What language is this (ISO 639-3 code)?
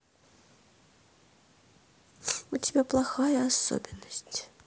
rus